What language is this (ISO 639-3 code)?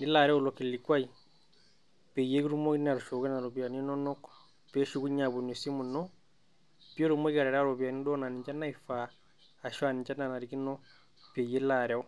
mas